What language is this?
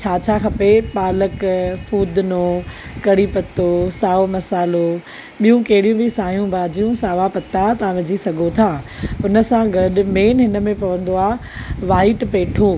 Sindhi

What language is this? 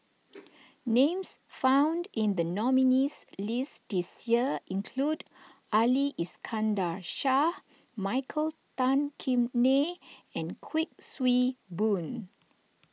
English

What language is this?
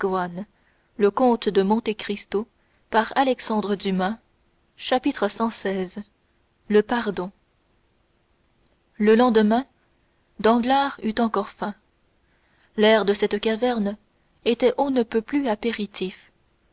French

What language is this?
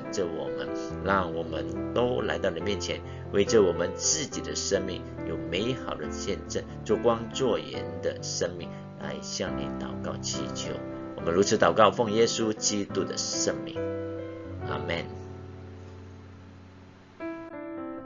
Chinese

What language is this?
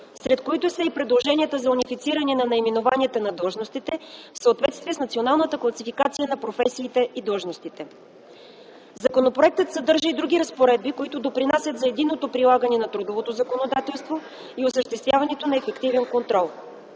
Bulgarian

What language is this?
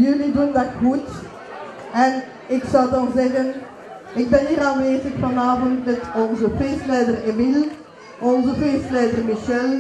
Dutch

